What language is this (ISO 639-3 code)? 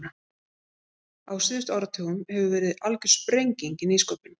isl